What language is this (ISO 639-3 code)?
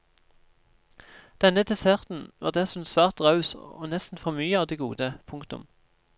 nor